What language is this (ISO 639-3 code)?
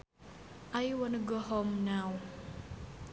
sun